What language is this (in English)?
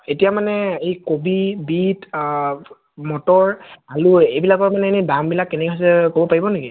Assamese